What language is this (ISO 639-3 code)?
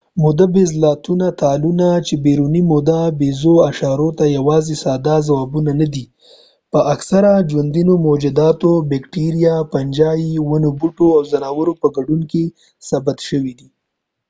pus